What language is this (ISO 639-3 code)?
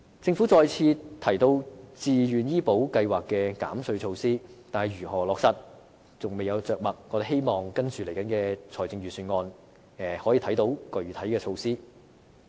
yue